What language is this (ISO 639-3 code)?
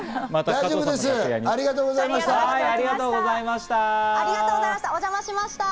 jpn